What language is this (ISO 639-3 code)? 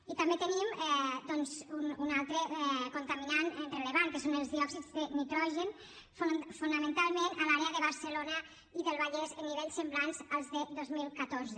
cat